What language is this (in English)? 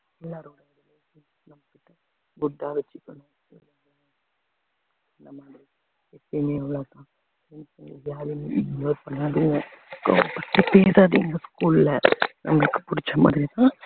Tamil